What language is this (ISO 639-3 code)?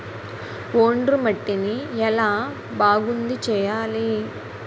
tel